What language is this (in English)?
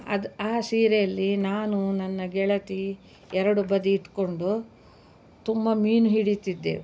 Kannada